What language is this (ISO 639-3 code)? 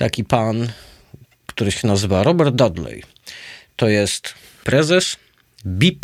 pol